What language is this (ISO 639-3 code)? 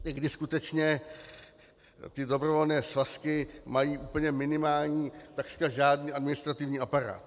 ces